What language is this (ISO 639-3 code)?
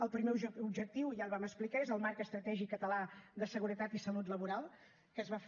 cat